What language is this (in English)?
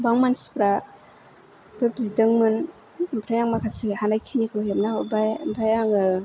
Bodo